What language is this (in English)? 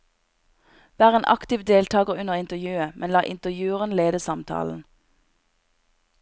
Norwegian